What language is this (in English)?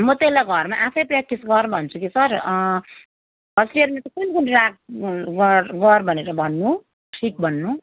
Nepali